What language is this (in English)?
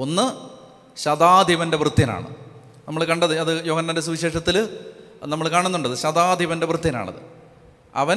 Malayalam